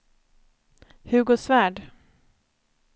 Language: Swedish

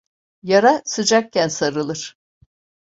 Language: Turkish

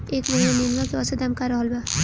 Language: Bhojpuri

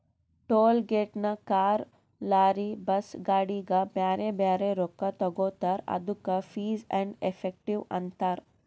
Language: Kannada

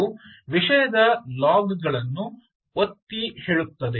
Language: Kannada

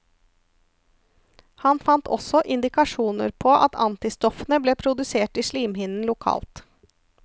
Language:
Norwegian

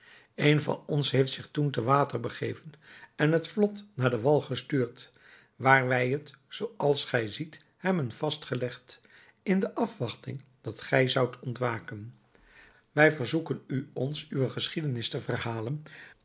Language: Dutch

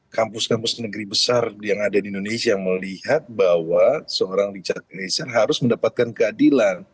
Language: Indonesian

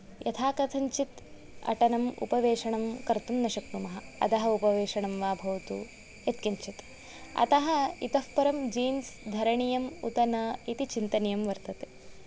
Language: Sanskrit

